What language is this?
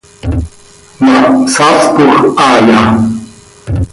Seri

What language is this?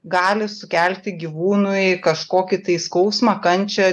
Lithuanian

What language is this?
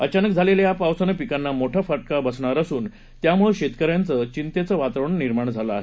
Marathi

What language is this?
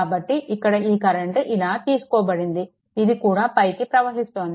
Telugu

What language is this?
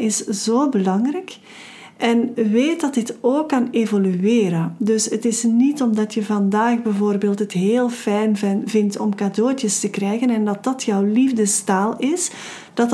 Dutch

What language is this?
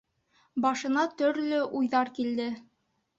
Bashkir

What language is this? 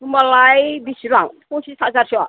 Bodo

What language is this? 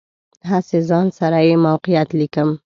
Pashto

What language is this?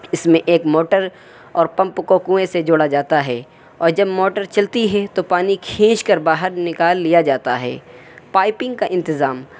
Urdu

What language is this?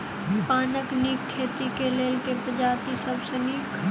Maithili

